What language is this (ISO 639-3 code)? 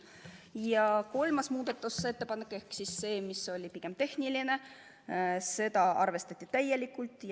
est